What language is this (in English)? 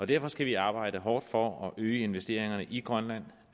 Danish